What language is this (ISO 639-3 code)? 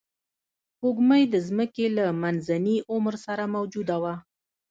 pus